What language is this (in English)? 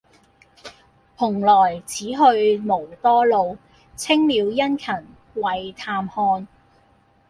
Cantonese